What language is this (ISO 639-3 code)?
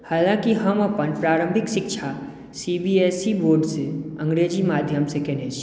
mai